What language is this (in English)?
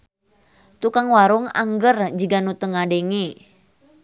Sundanese